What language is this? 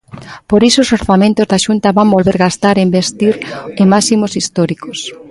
Galician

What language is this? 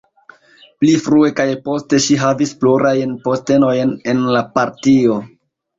Esperanto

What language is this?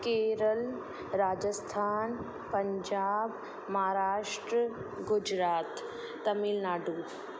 Sindhi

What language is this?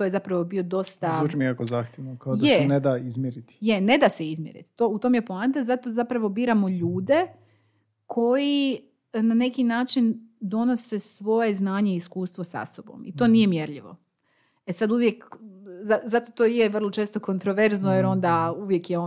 Croatian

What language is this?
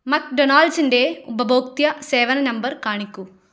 Malayalam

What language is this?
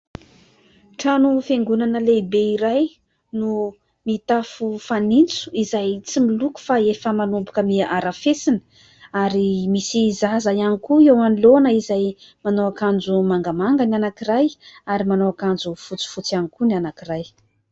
Malagasy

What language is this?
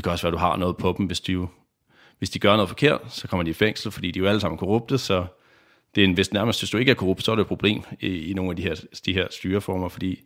Danish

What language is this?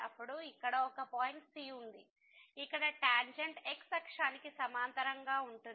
Telugu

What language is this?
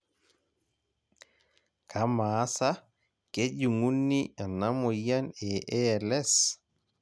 Masai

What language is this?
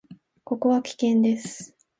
Japanese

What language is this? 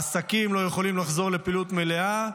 Hebrew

